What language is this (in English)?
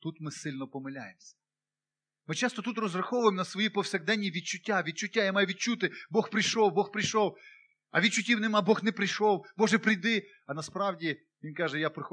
Ukrainian